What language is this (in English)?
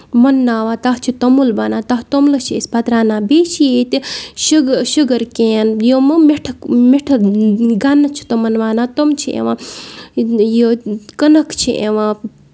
Kashmiri